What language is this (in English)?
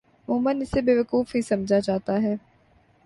Urdu